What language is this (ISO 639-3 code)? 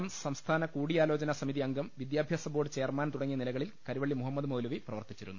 mal